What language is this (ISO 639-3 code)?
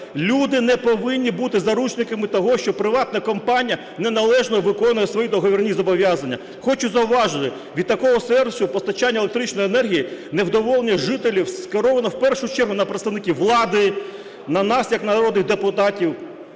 ukr